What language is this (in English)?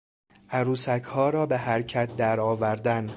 Persian